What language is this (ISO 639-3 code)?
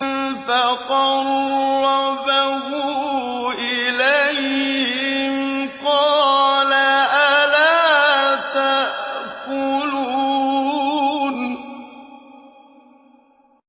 ara